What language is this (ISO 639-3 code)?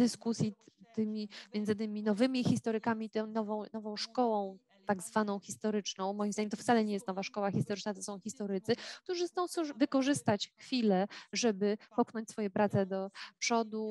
pol